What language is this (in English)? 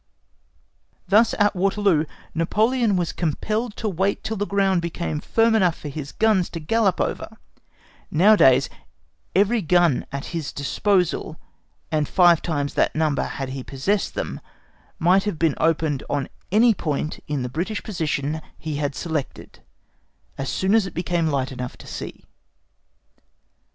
English